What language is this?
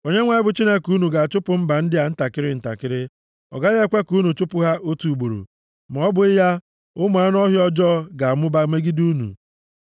Igbo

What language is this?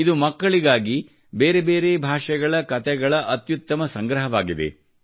Kannada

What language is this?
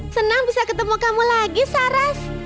Indonesian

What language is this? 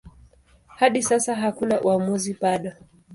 Swahili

